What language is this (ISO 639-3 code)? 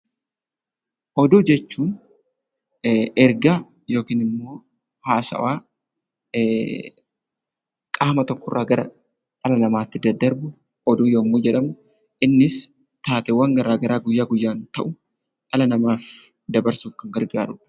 orm